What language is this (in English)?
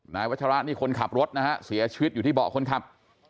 Thai